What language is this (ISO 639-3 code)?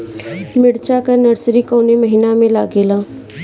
bho